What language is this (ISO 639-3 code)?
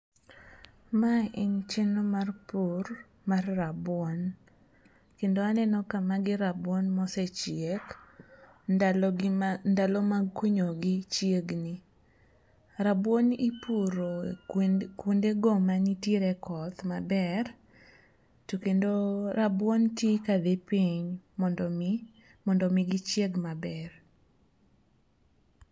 luo